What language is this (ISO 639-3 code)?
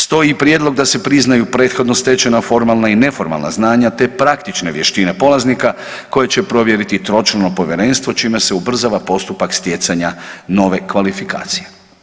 hrv